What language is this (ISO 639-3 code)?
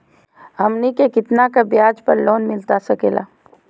mag